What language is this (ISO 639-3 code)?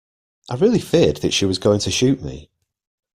eng